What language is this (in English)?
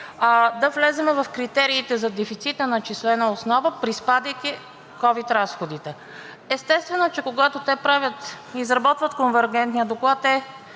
Bulgarian